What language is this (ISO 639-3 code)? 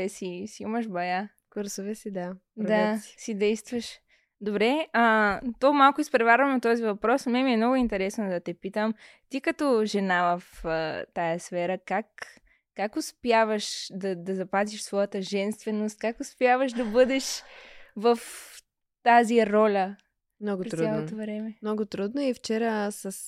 bul